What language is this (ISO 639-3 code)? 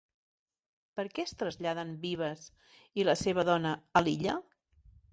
cat